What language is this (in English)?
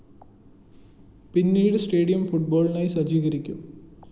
Malayalam